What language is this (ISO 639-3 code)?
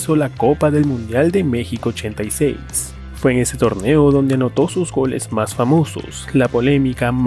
spa